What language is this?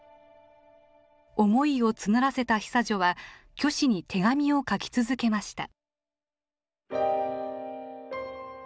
Japanese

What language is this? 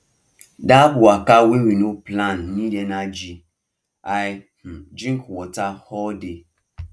Nigerian Pidgin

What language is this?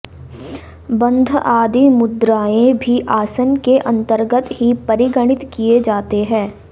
Sanskrit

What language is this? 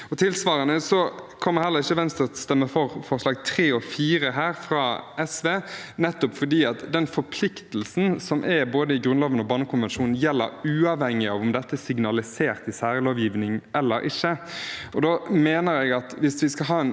Norwegian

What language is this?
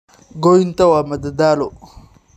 Somali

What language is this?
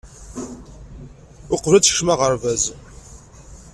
Kabyle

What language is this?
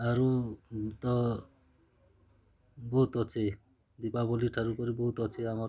Odia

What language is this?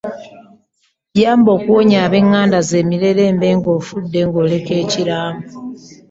Ganda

